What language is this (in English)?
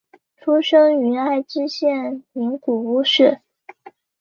Chinese